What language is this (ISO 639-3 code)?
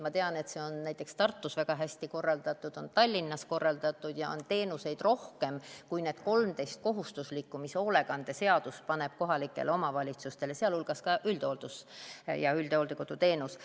est